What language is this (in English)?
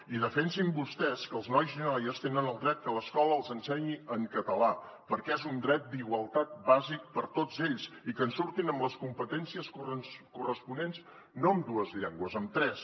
Catalan